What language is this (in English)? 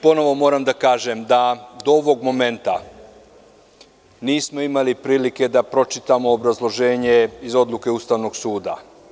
Serbian